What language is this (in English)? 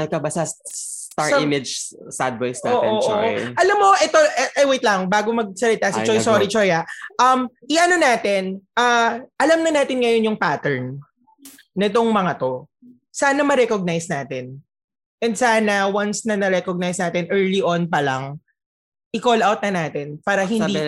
Filipino